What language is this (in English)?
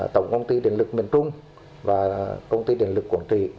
Vietnamese